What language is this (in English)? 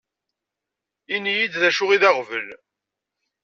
Kabyle